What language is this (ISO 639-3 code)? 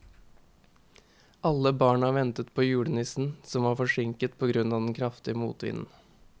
nor